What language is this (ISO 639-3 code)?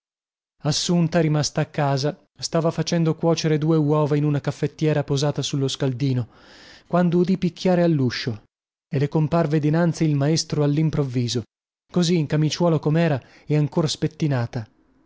ita